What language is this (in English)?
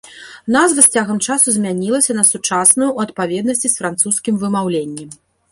Belarusian